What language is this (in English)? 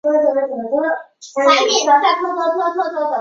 Chinese